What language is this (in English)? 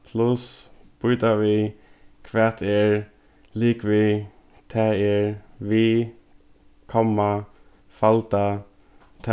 Faroese